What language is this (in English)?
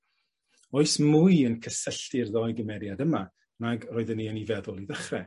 Welsh